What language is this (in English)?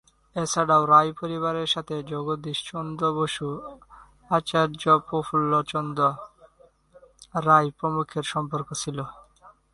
Bangla